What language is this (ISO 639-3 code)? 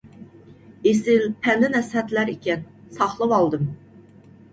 uig